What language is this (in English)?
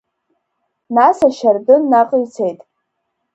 Abkhazian